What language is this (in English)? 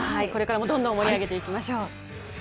Japanese